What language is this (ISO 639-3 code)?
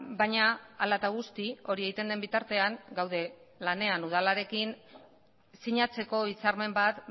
eus